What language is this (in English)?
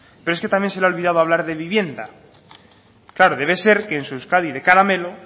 Spanish